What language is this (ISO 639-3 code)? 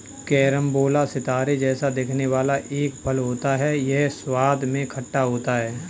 hin